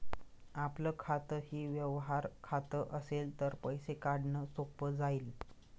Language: Marathi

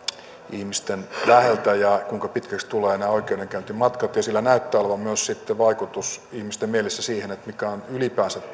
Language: Finnish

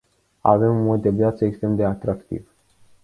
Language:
Romanian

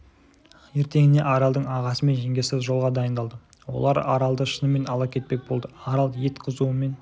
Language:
Kazakh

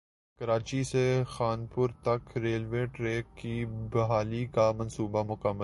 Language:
Urdu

